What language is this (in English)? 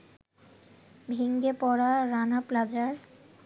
Bangla